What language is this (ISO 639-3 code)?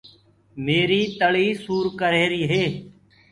ggg